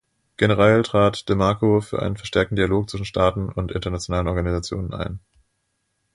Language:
German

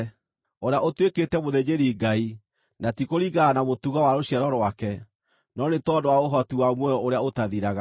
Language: Kikuyu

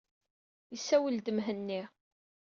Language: Kabyle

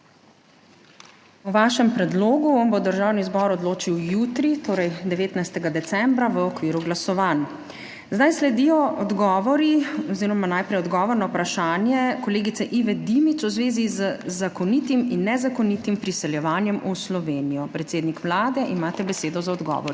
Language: Slovenian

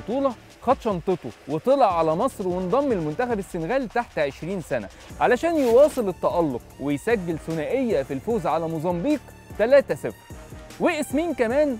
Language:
Arabic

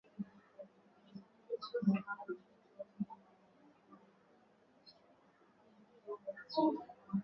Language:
Swahili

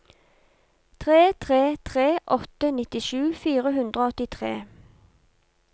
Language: Norwegian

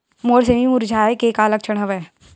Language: Chhattisgarhi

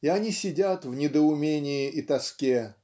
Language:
Russian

